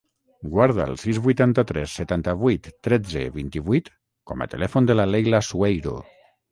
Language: Catalan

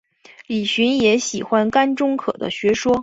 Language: Chinese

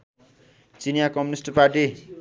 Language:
Nepali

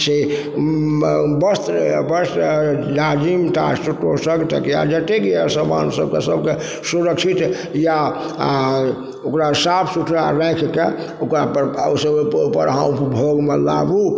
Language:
Maithili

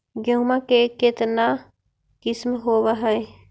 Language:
Magahi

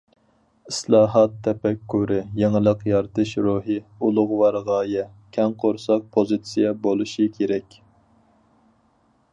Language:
Uyghur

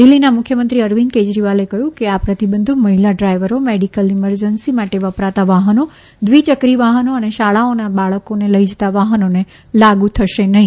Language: Gujarati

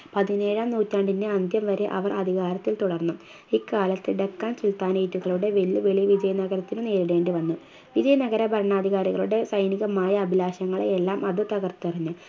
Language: Malayalam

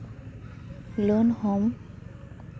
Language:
Santali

